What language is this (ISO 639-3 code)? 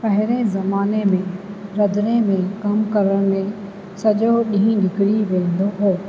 snd